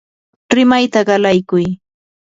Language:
Yanahuanca Pasco Quechua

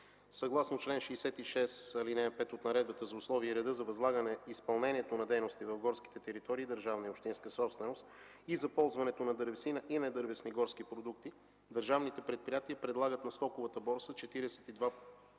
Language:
Bulgarian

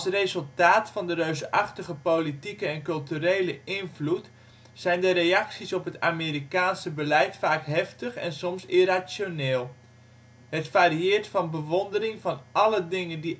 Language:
Dutch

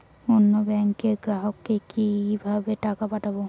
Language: Bangla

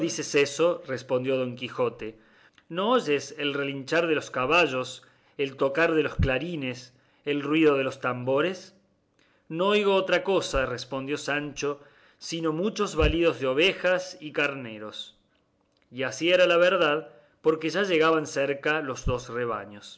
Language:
Spanish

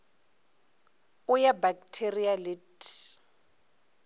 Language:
Northern Sotho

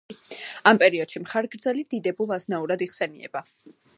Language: Georgian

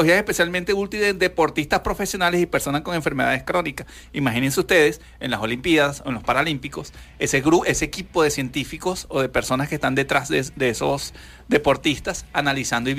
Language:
Spanish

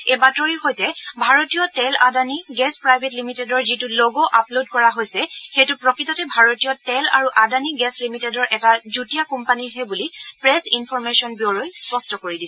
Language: Assamese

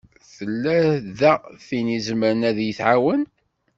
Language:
Kabyle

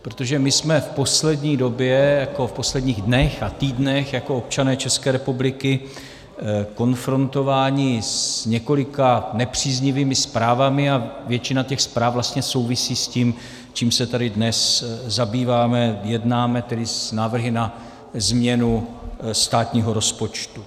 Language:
Czech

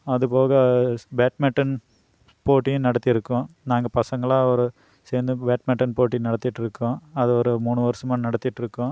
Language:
Tamil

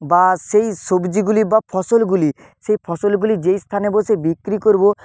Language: Bangla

